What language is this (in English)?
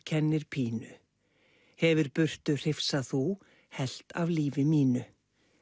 Icelandic